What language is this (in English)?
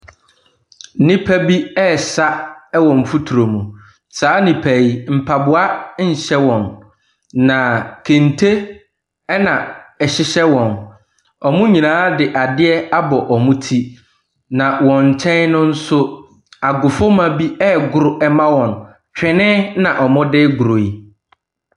Akan